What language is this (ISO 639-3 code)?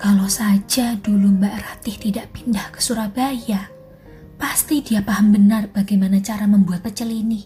ind